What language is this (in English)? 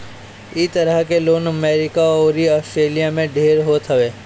Bhojpuri